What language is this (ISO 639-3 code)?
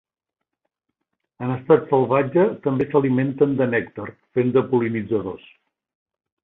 cat